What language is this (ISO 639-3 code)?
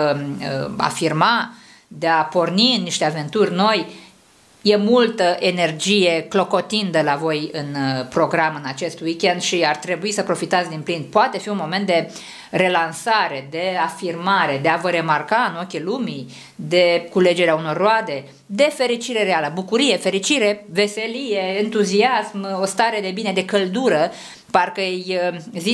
ron